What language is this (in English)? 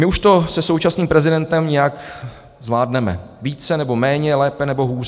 Czech